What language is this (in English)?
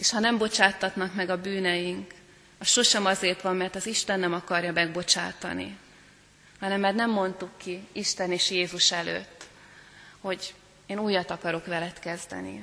Hungarian